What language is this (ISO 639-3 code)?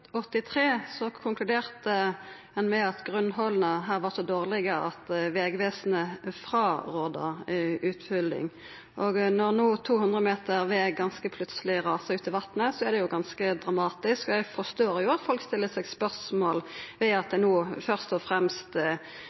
nno